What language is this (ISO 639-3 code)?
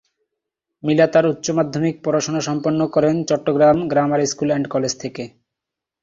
ben